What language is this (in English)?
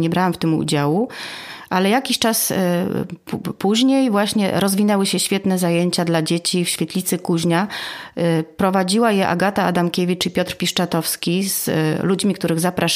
Polish